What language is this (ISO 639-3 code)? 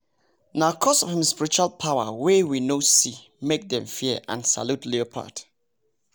pcm